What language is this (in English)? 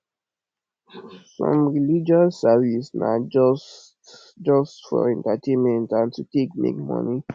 Nigerian Pidgin